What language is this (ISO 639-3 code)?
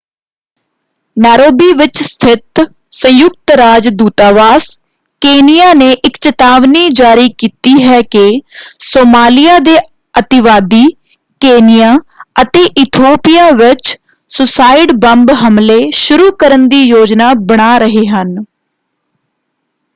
pan